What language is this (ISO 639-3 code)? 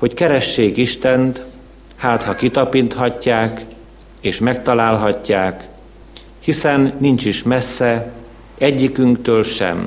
hun